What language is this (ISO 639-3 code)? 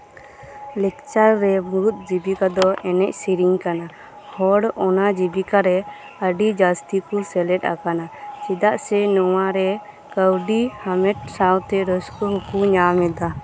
sat